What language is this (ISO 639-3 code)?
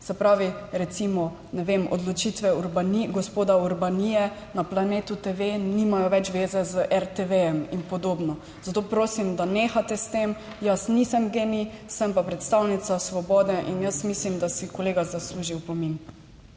slv